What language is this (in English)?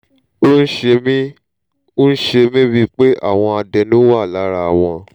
Yoruba